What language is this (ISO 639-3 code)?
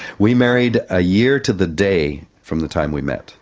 eng